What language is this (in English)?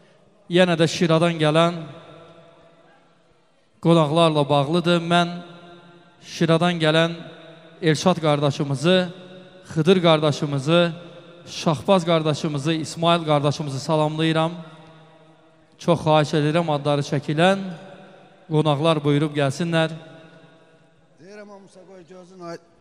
Arabic